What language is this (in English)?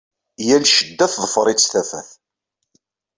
Kabyle